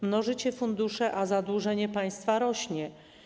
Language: Polish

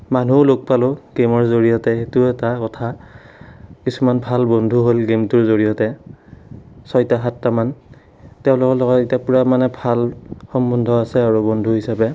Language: Assamese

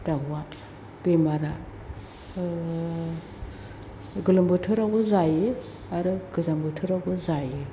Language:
Bodo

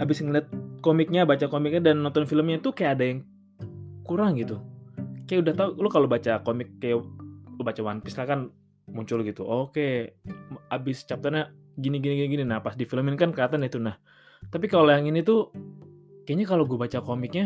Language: Indonesian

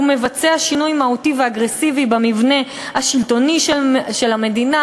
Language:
Hebrew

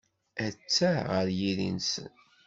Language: Kabyle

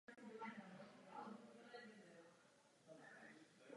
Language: Czech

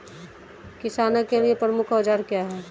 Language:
Hindi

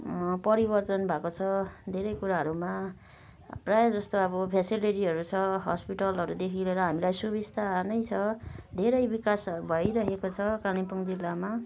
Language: Nepali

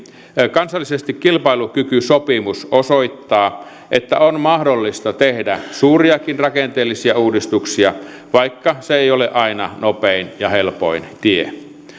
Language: Finnish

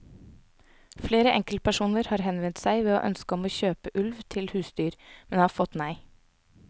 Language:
Norwegian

